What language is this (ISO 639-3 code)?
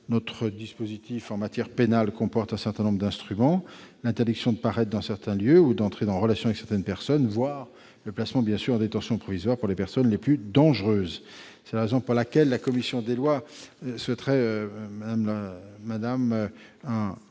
fra